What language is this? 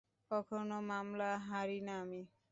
Bangla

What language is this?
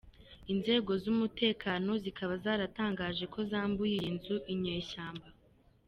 Kinyarwanda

